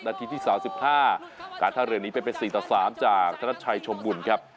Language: Thai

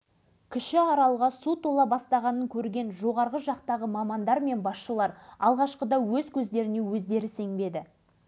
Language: Kazakh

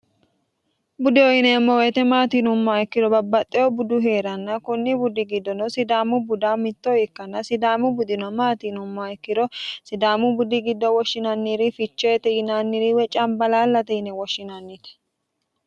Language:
Sidamo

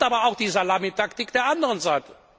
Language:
German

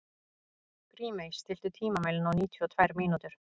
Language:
Icelandic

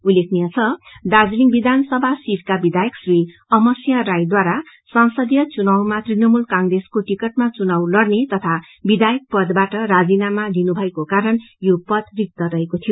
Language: Nepali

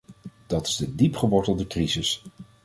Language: Dutch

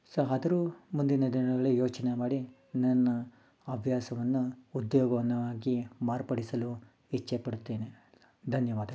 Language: Kannada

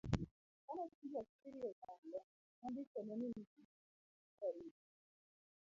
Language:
Luo (Kenya and Tanzania)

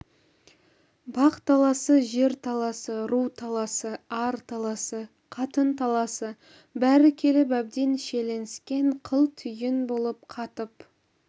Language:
Kazakh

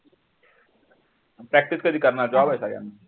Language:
Marathi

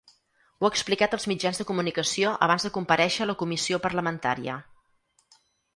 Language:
Catalan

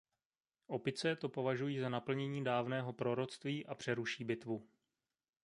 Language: Czech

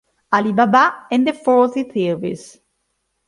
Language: Italian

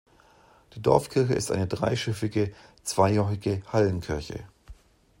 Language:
German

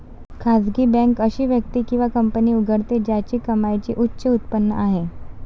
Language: Marathi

